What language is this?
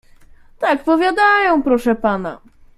Polish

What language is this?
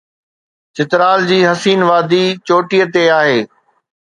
Sindhi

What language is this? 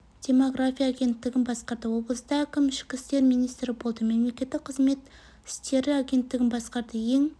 Kazakh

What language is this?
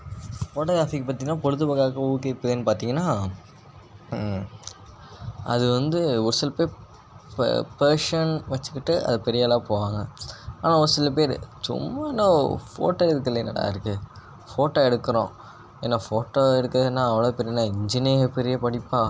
Tamil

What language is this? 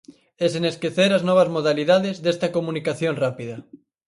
Galician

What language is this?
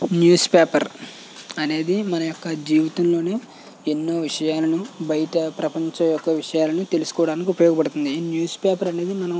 Telugu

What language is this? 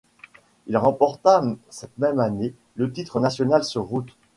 French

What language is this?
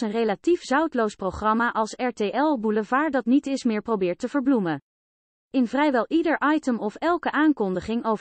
Dutch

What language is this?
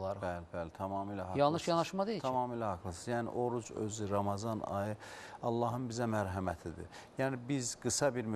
Turkish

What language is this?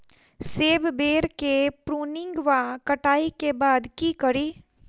Maithili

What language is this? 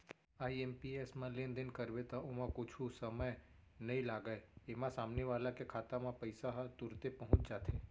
Chhattisgarhi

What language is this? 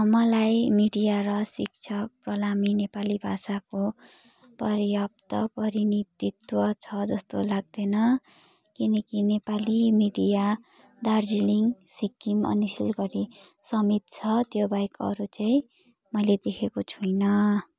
Nepali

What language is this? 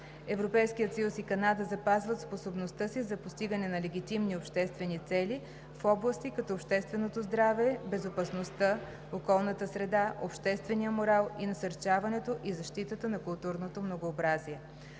Bulgarian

